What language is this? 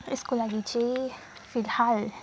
Nepali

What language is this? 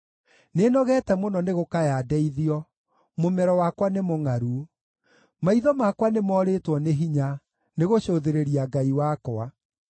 Kikuyu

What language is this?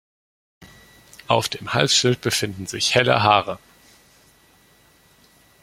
German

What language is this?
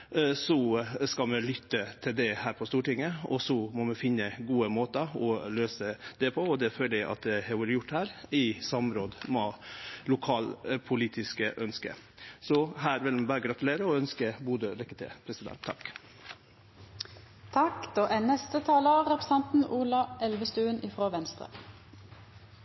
Norwegian Nynorsk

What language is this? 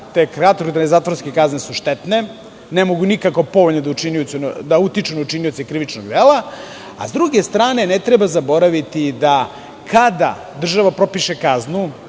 Serbian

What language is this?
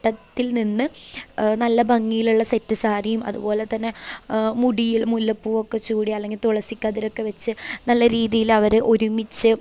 Malayalam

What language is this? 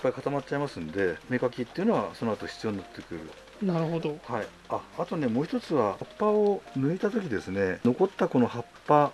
Japanese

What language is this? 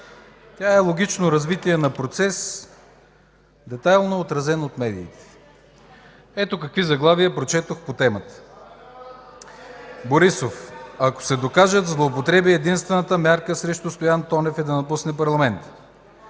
Bulgarian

